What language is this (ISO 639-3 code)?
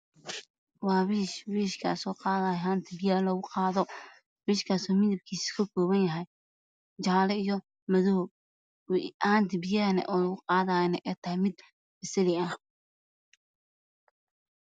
som